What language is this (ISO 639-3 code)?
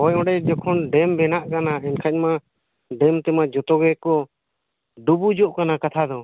sat